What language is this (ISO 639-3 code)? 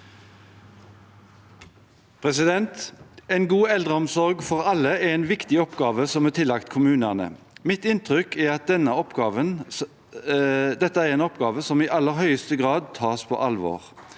nor